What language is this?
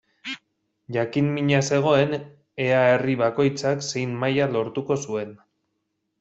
Basque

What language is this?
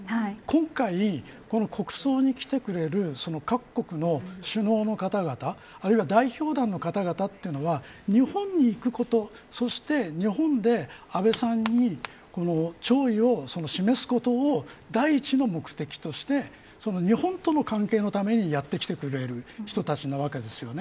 Japanese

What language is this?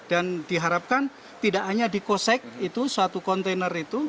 Indonesian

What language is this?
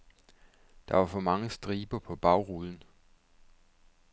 Danish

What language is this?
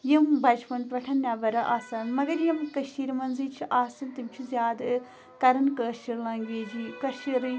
Kashmiri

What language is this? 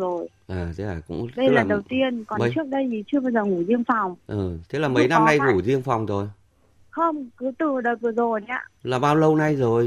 Vietnamese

